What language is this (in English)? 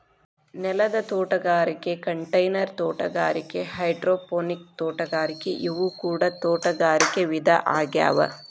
Kannada